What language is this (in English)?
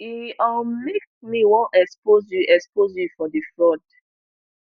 Nigerian Pidgin